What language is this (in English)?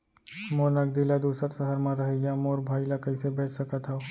Chhattisgarhi